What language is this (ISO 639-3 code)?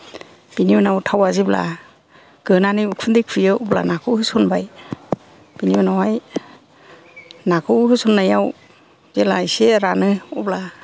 brx